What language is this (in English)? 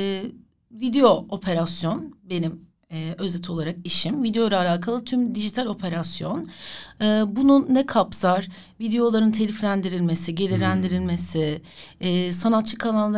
Turkish